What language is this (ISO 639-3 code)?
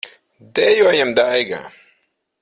lav